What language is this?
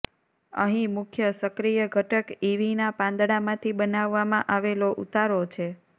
Gujarati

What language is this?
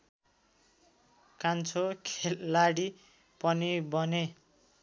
Nepali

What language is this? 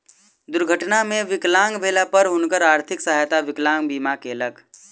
Maithili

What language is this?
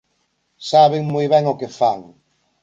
Galician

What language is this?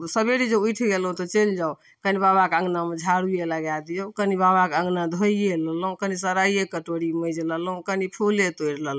Maithili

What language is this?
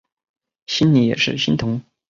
Chinese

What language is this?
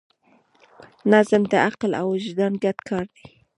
Pashto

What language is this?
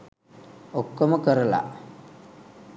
Sinhala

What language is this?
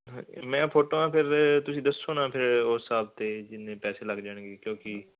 Punjabi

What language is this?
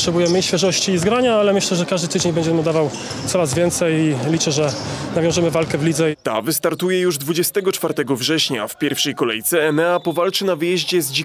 Polish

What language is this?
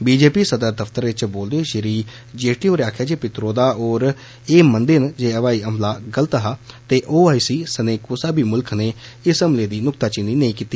Dogri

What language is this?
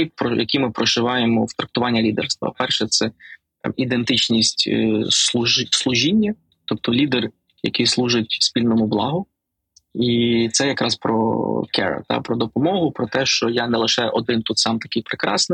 Ukrainian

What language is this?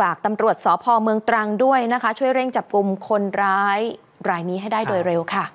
Thai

